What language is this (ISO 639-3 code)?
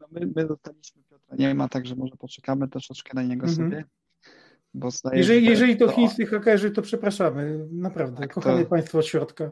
pol